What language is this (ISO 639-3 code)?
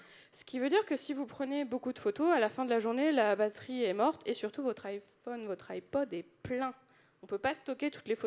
fra